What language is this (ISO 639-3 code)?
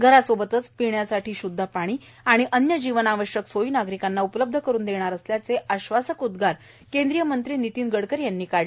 mar